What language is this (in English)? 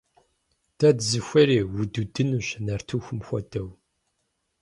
Kabardian